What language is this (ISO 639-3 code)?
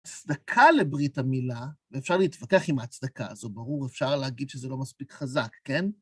heb